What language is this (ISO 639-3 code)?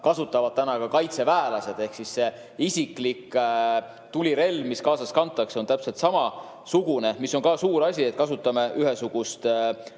est